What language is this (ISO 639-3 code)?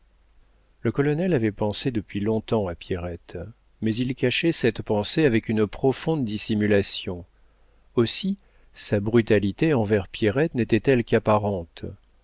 fra